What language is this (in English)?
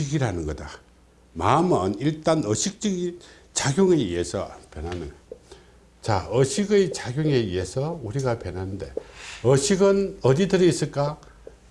Korean